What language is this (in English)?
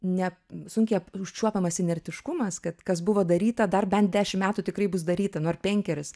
Lithuanian